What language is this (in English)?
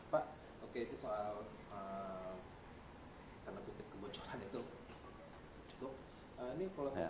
Indonesian